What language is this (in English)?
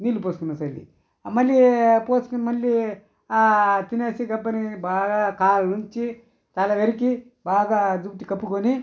Telugu